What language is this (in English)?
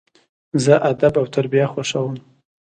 Pashto